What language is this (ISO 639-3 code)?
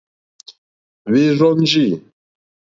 bri